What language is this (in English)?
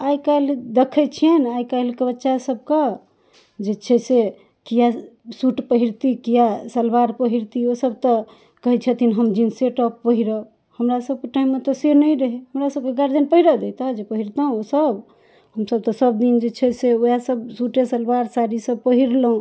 Maithili